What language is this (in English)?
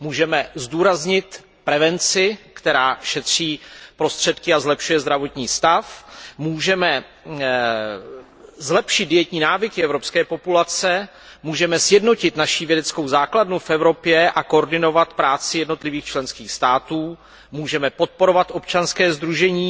Czech